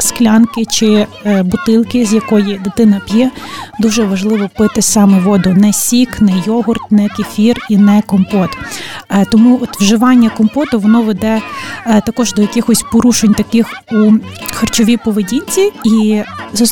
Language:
Ukrainian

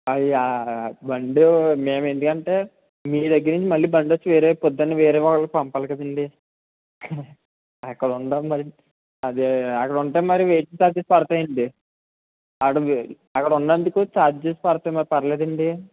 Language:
Telugu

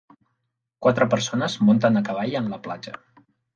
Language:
Catalan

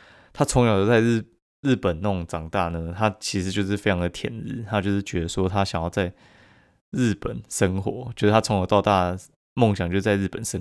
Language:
Chinese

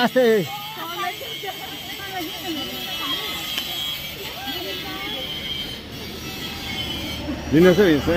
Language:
Romanian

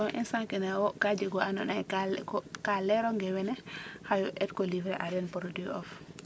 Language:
Serer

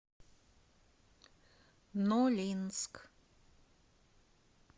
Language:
Russian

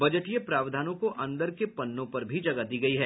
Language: Hindi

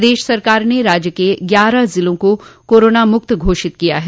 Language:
Hindi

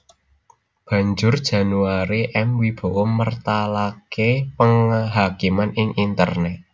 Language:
Javanese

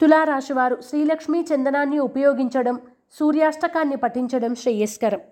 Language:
Telugu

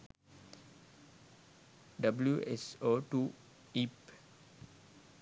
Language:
Sinhala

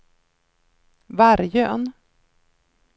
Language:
Swedish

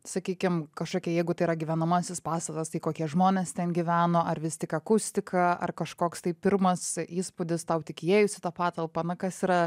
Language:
Lithuanian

